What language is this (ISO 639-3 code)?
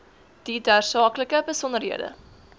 afr